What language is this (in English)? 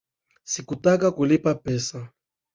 Swahili